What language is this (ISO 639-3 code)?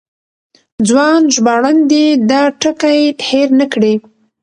pus